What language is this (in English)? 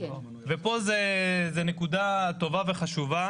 Hebrew